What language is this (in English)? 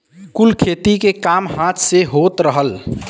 Bhojpuri